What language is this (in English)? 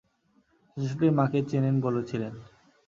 Bangla